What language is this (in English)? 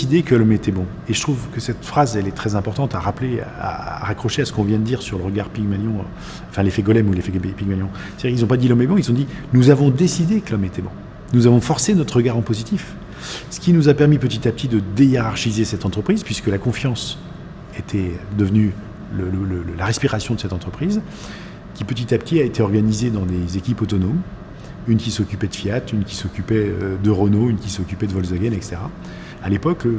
French